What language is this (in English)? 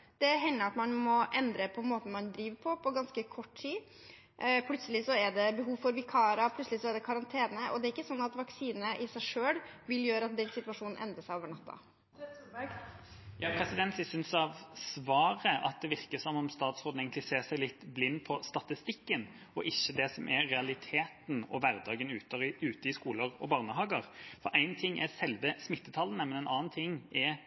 Norwegian Bokmål